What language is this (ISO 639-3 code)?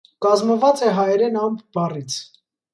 hye